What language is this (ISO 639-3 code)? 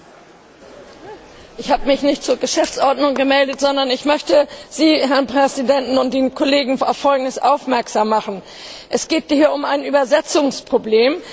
deu